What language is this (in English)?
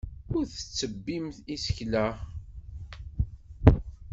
Kabyle